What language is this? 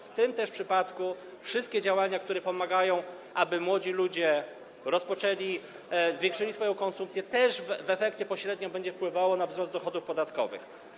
Polish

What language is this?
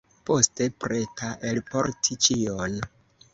Esperanto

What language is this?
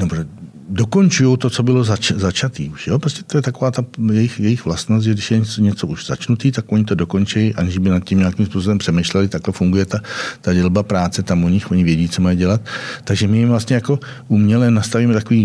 Czech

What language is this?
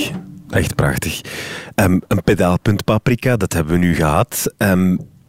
Dutch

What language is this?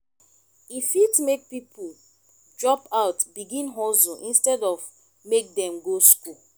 Nigerian Pidgin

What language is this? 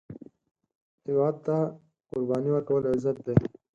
Pashto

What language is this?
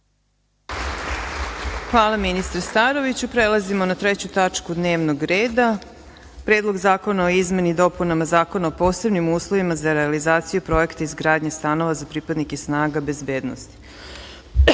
Serbian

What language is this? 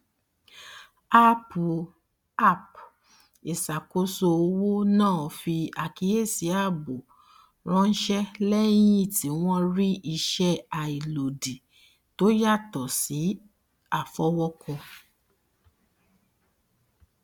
Yoruba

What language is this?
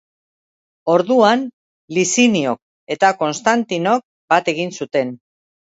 Basque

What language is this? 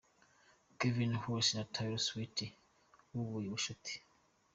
Kinyarwanda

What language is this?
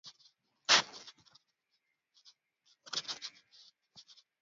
Swahili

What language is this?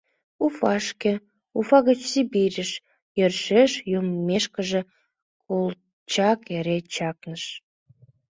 Mari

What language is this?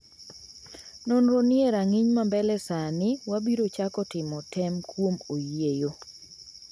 Luo (Kenya and Tanzania)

